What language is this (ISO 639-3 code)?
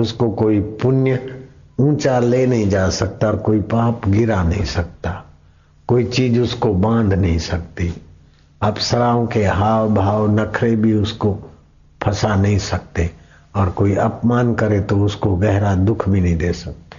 hin